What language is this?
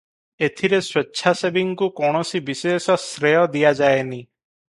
Odia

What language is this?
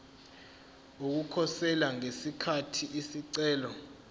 Zulu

